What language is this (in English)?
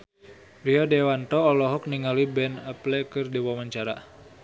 Sundanese